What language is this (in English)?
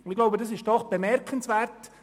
Swiss German